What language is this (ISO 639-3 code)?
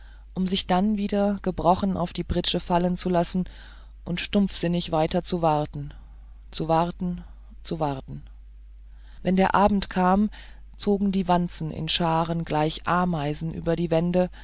deu